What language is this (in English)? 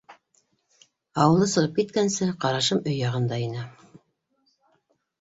Bashkir